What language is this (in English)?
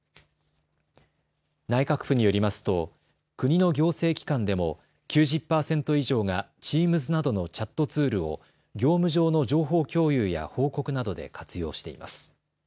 Japanese